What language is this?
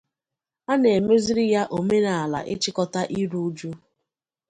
Igbo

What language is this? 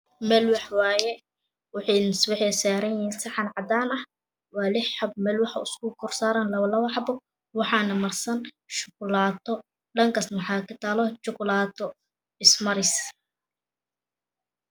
Somali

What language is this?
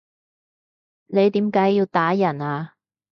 Cantonese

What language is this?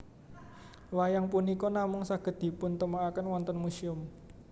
Javanese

